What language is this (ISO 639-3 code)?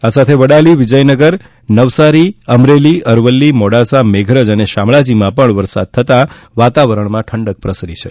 guj